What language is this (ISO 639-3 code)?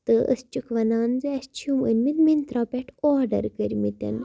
kas